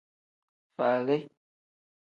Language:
Tem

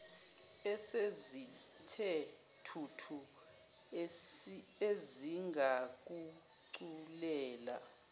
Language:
Zulu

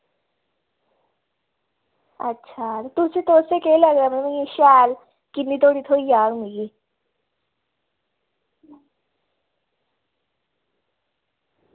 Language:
Dogri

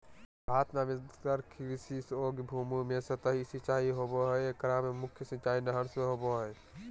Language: Magahi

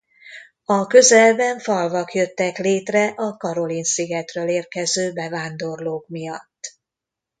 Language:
Hungarian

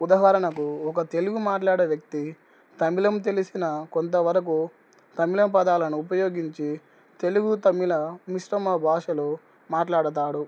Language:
Telugu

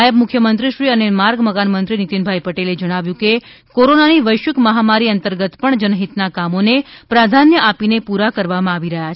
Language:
Gujarati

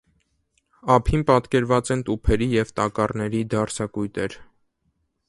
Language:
Armenian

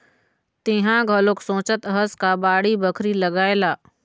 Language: Chhattisgarhi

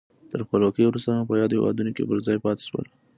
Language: Pashto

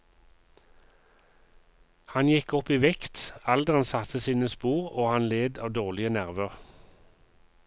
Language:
Norwegian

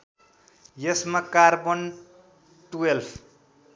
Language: Nepali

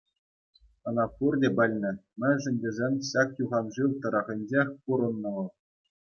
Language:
Chuvash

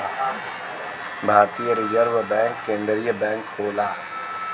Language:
Bhojpuri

